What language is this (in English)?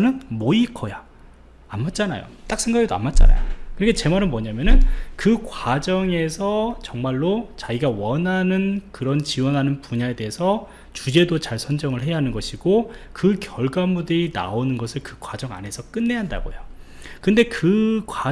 Korean